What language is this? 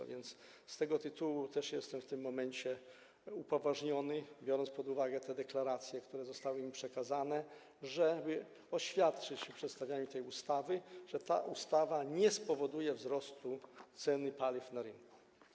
Polish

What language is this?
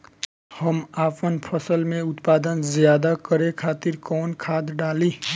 Bhojpuri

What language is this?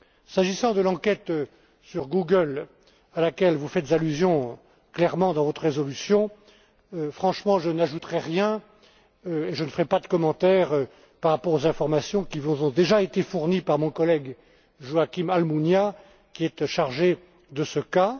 French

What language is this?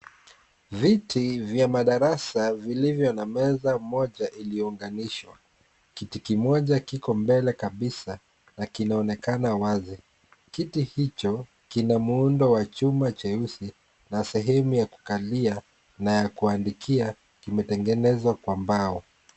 Swahili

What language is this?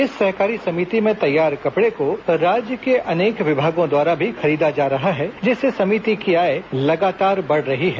Hindi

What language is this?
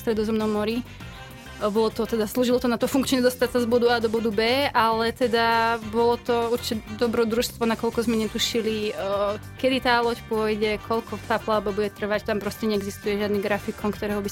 Slovak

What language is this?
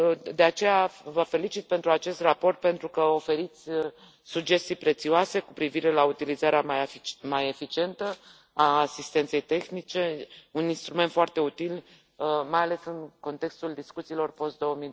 Romanian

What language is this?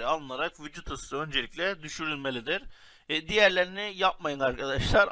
Turkish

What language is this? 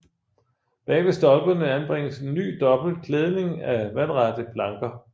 Danish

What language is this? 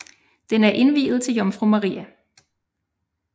Danish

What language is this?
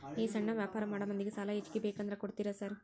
Kannada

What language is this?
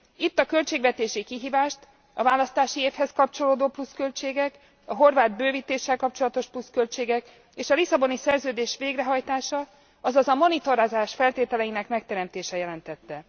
Hungarian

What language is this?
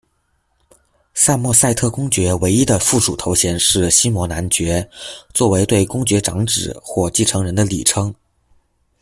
Chinese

